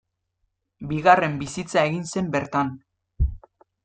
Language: Basque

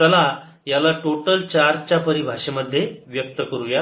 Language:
Marathi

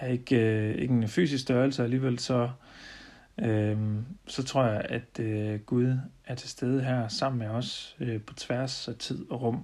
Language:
Danish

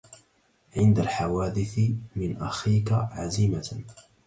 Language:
Arabic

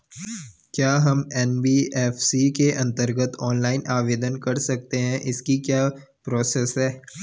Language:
Hindi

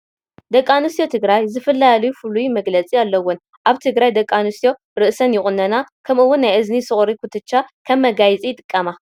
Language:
Tigrinya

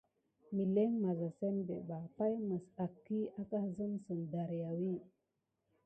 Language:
Gidar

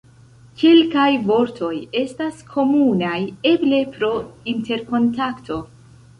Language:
Esperanto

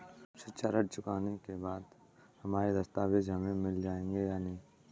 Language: Hindi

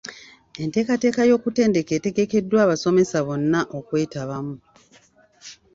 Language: Ganda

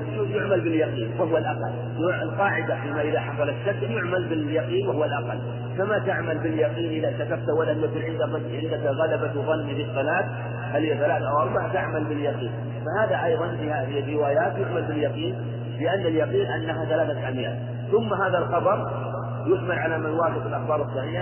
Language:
Arabic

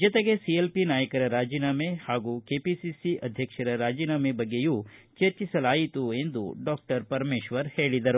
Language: Kannada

